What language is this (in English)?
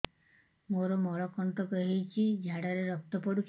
Odia